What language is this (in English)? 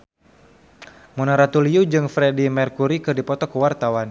Sundanese